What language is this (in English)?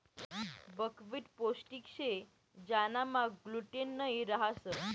Marathi